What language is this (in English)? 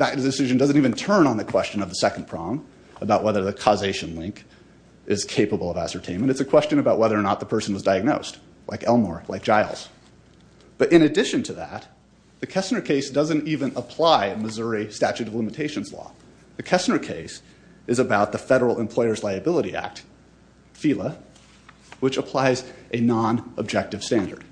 English